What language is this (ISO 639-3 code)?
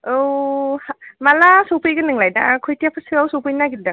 brx